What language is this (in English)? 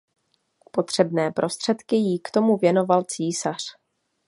Czech